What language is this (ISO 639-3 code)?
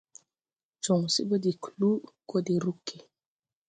tui